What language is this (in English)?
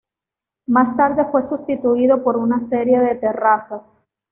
Spanish